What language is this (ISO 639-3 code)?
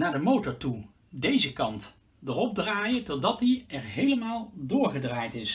nld